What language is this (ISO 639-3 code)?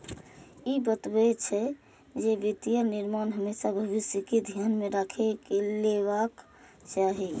mai